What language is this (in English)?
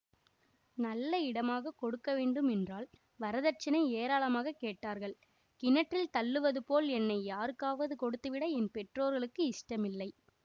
Tamil